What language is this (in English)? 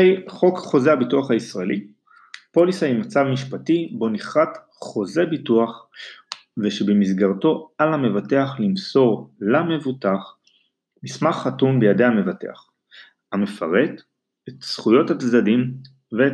Hebrew